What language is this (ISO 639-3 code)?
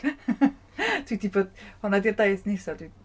cym